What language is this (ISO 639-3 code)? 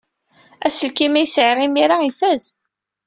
kab